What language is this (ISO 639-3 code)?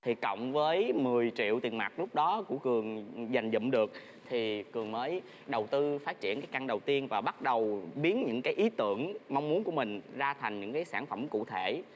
vie